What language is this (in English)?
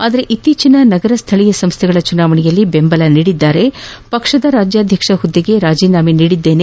Kannada